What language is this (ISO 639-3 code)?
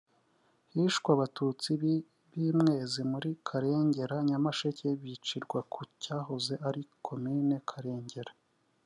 kin